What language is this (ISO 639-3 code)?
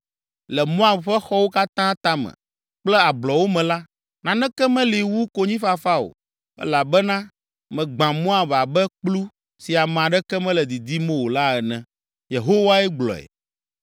ewe